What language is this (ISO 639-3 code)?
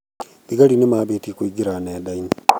kik